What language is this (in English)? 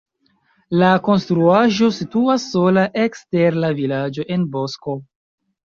Esperanto